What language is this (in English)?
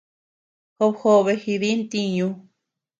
Tepeuxila Cuicatec